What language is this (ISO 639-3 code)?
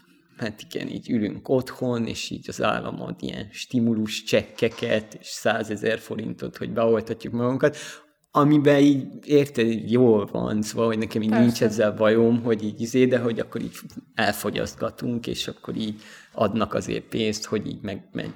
hun